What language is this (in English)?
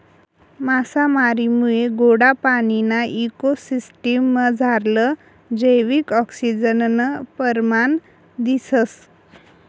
Marathi